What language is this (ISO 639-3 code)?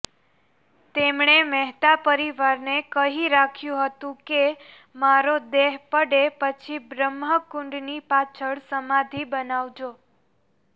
guj